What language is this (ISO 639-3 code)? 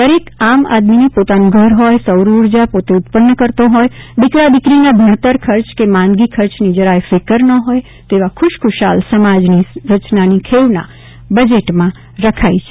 guj